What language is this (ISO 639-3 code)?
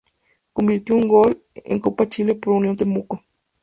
spa